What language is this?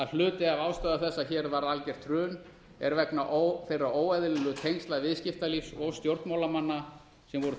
Icelandic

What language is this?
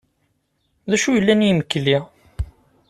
Kabyle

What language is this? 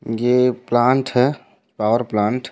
Chhattisgarhi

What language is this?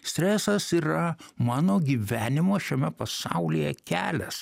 Lithuanian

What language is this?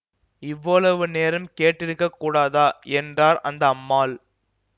Tamil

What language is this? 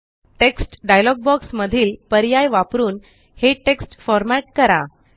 Marathi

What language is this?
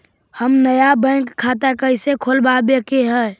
Magahi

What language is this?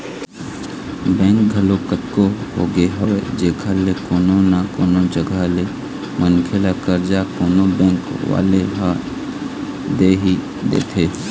Chhattisgarhi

